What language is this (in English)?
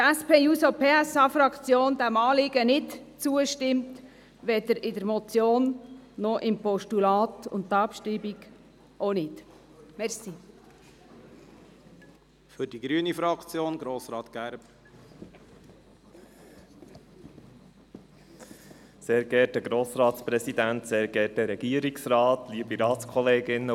Swiss German